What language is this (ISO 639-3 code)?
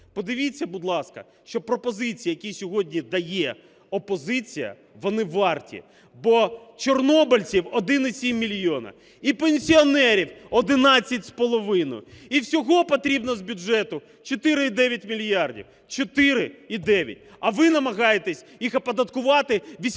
ukr